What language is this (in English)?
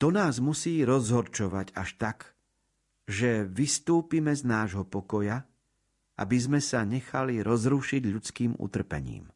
Slovak